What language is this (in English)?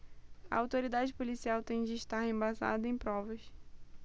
Portuguese